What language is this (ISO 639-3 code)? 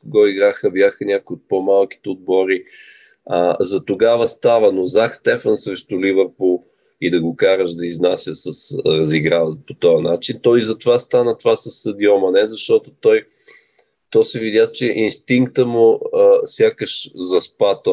bul